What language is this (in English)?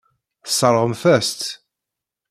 Kabyle